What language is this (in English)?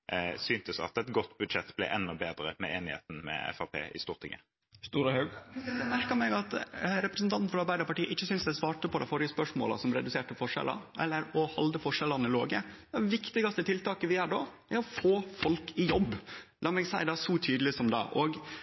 Norwegian